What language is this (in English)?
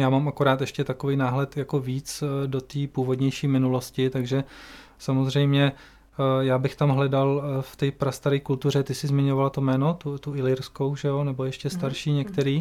Czech